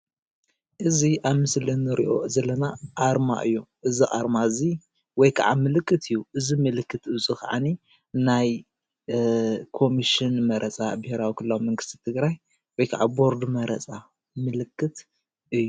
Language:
Tigrinya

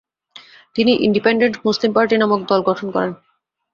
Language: Bangla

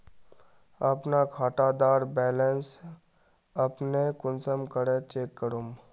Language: Magahi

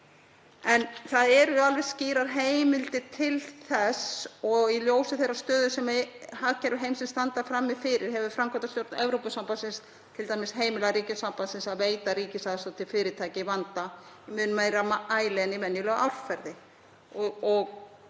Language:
Icelandic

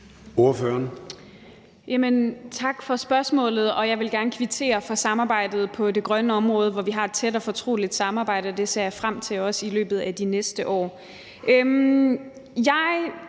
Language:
Danish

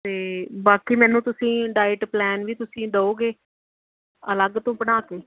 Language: Punjabi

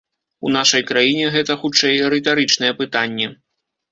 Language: Belarusian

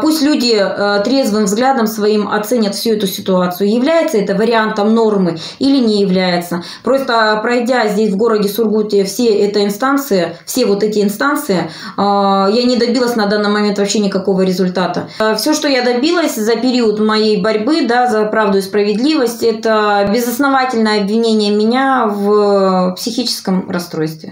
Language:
Russian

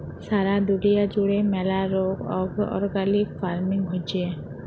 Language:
Bangla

